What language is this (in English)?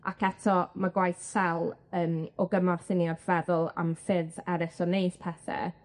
Welsh